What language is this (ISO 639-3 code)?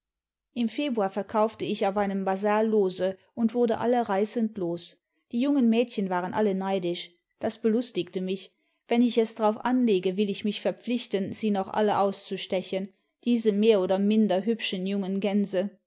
deu